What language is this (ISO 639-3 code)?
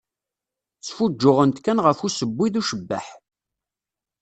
kab